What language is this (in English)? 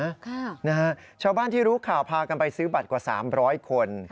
Thai